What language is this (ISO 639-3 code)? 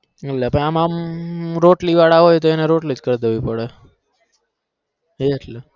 guj